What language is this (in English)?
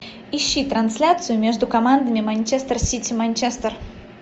Russian